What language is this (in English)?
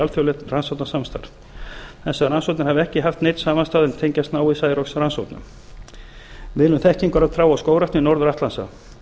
Icelandic